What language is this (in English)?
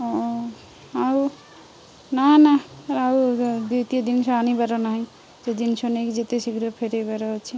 Odia